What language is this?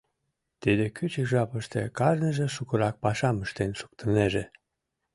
Mari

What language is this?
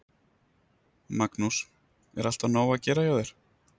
Icelandic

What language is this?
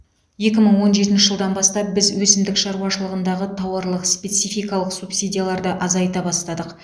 Kazakh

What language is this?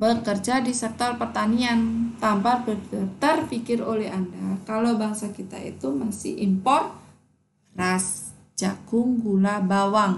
Indonesian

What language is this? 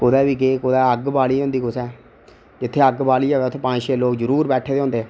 Dogri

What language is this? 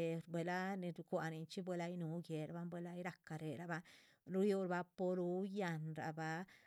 Chichicapan Zapotec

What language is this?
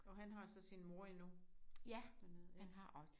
Danish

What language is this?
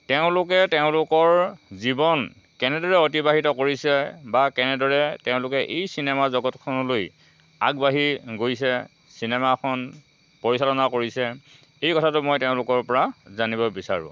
Assamese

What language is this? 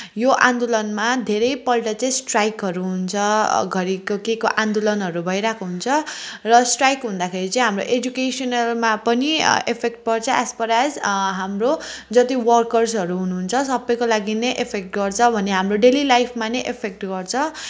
Nepali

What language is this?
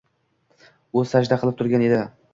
Uzbek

